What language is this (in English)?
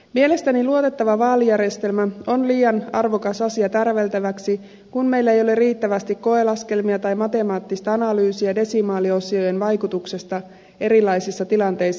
Finnish